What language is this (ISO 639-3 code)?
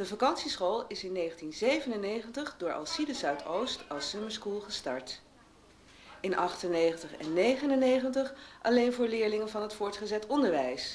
nld